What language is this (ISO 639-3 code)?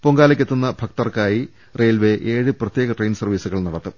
mal